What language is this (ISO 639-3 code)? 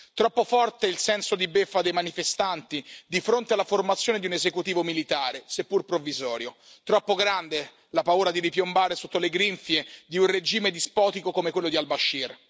ita